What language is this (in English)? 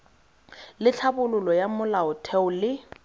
Tswana